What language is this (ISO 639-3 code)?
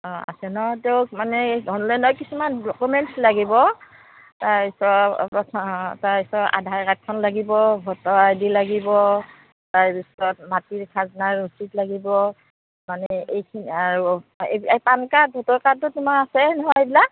asm